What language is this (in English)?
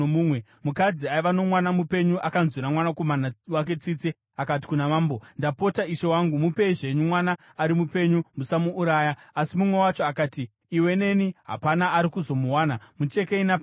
Shona